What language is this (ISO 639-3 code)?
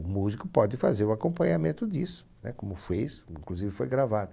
por